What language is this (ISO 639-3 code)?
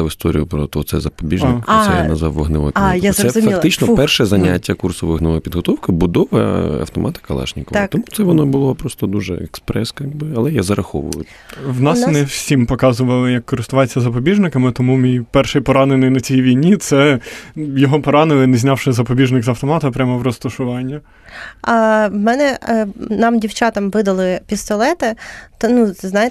ukr